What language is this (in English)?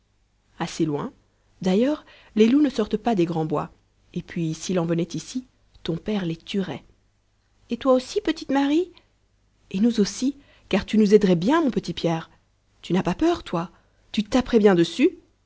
French